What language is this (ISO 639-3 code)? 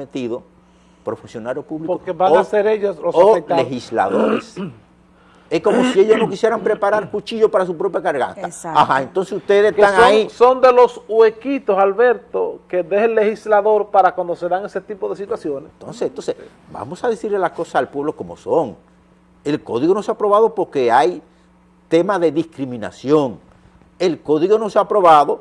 spa